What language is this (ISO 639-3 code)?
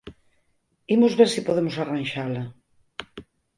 glg